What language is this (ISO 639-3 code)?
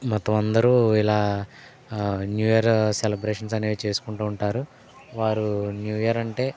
tel